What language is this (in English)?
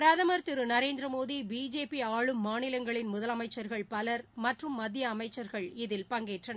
Tamil